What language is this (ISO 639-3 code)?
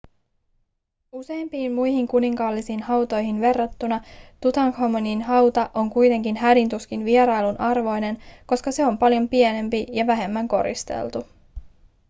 fin